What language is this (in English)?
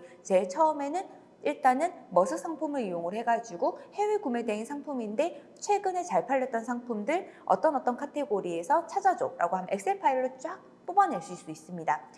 Korean